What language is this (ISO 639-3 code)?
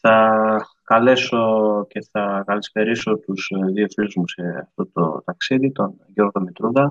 ell